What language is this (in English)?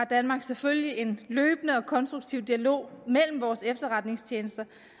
Danish